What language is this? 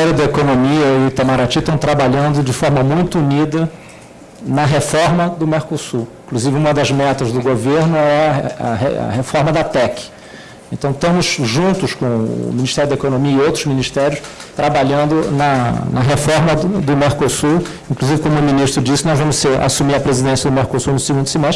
Portuguese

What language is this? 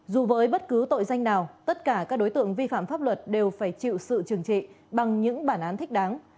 Vietnamese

